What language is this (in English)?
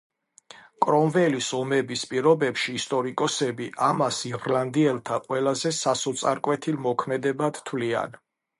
Georgian